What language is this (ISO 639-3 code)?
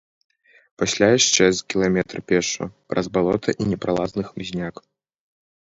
bel